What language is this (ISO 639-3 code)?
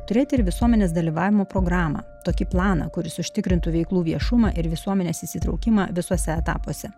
lit